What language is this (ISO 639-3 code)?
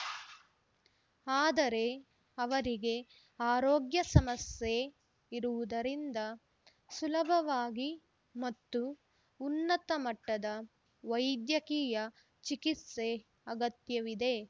kan